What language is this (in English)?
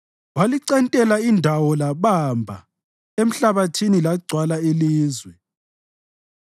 North Ndebele